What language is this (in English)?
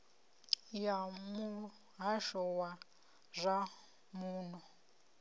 Venda